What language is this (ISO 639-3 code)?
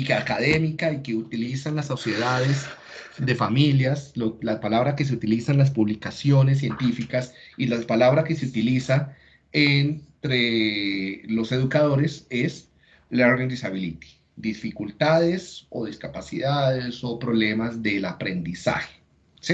spa